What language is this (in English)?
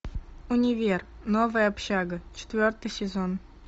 Russian